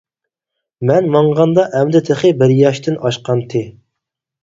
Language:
Uyghur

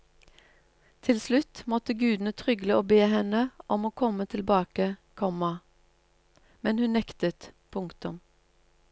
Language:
Norwegian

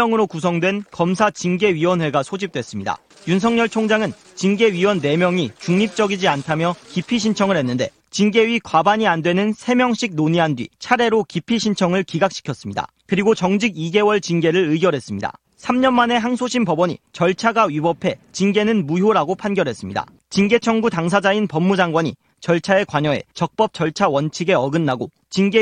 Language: Korean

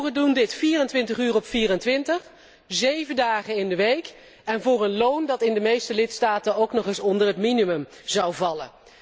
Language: Dutch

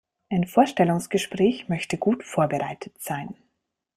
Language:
German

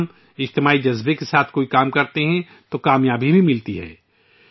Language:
Urdu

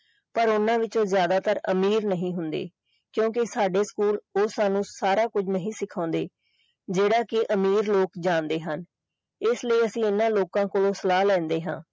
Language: Punjabi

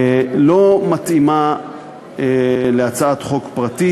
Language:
Hebrew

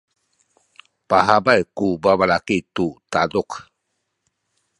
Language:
Sakizaya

